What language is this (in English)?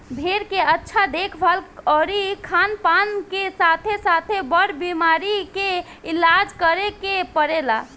Bhojpuri